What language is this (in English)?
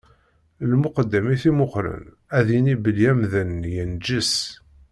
Kabyle